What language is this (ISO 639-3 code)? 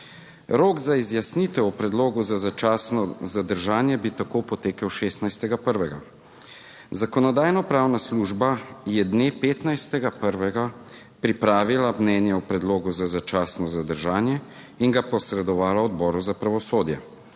slv